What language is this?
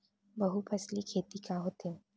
Chhattisgarhi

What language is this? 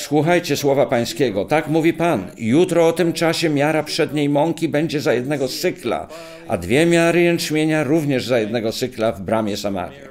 Polish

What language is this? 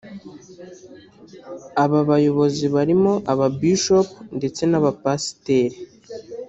Kinyarwanda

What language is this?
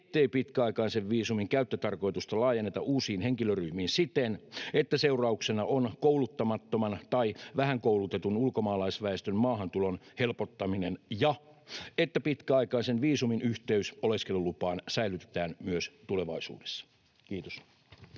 Finnish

